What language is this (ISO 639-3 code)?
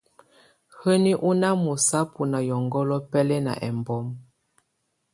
tvu